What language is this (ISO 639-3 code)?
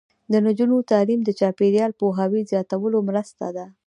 pus